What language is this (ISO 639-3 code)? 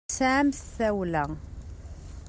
kab